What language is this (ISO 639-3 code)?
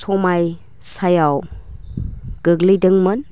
brx